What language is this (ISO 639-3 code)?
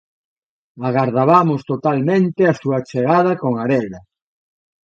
glg